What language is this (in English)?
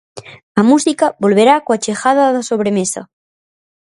Galician